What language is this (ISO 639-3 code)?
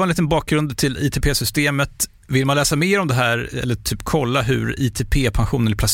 swe